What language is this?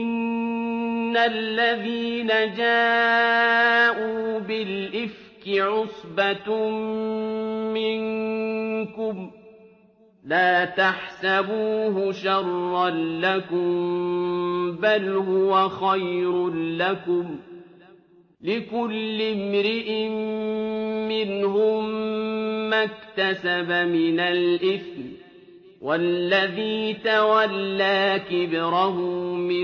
Arabic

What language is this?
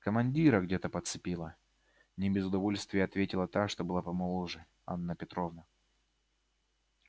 Russian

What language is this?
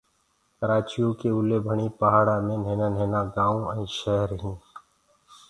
Gurgula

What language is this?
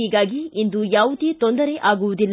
Kannada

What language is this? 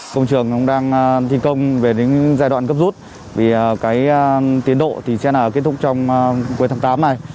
Vietnamese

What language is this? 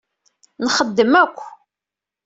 Kabyle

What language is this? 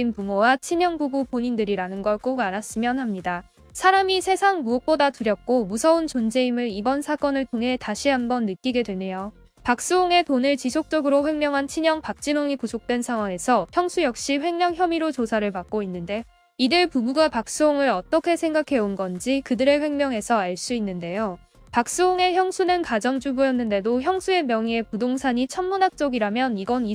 Korean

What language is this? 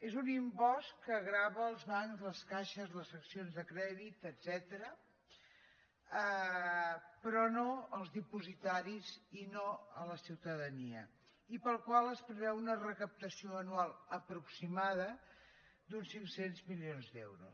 Catalan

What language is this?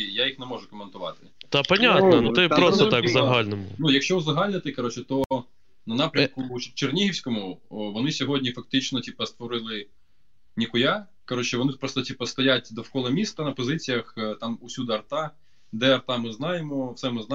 Ukrainian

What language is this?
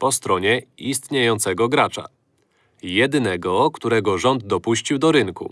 Polish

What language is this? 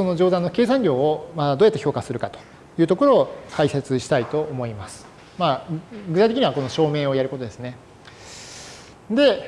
Japanese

